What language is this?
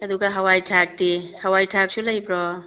Manipuri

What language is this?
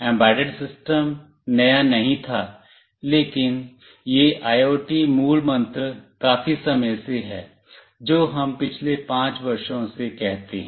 Hindi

